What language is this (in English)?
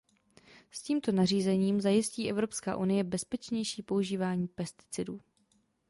Czech